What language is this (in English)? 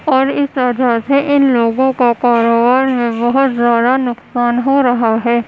Urdu